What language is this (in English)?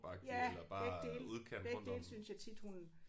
Danish